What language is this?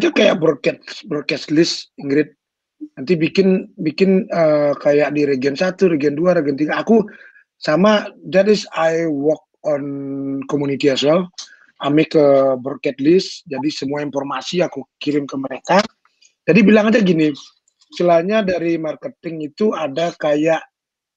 Indonesian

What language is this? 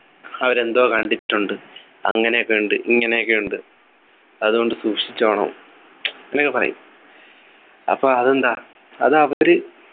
Malayalam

